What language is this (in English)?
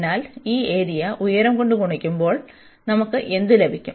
Malayalam